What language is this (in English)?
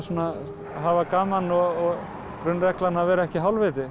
Icelandic